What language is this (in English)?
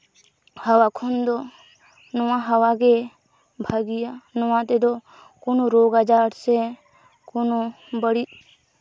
Santali